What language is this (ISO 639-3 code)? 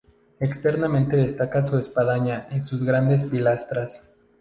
spa